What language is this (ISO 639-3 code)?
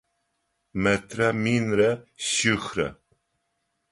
ady